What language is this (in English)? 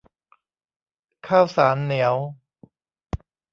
Thai